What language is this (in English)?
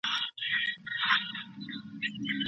Pashto